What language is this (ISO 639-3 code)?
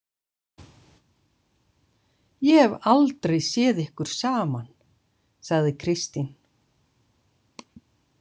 isl